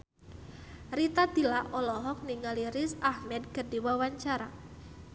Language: Sundanese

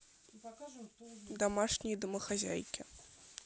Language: Russian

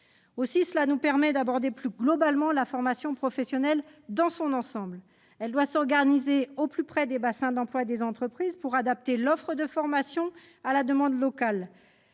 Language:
French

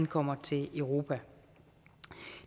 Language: Danish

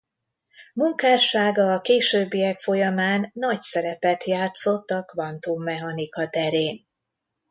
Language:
Hungarian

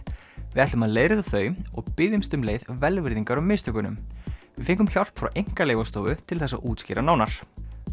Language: Icelandic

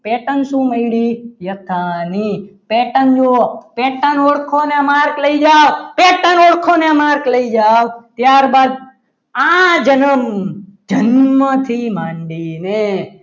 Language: Gujarati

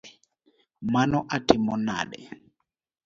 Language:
Luo (Kenya and Tanzania)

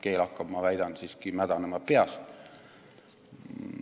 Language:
Estonian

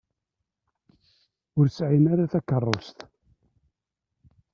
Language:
Kabyle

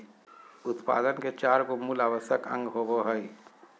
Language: Magahi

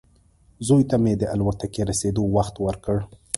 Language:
Pashto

